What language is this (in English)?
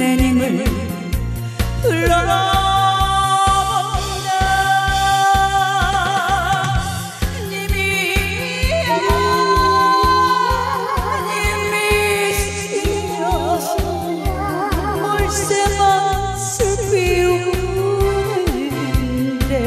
Korean